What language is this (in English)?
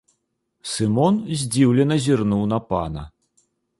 Belarusian